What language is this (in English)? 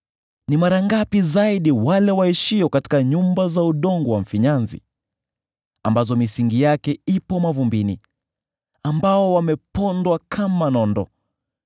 Swahili